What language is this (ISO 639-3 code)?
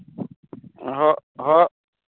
sat